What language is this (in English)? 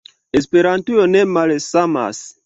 Esperanto